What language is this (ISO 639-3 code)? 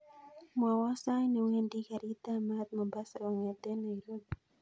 kln